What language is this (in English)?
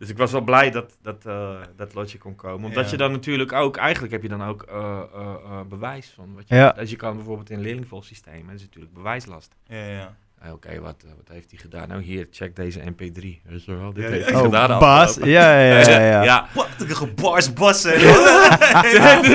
Dutch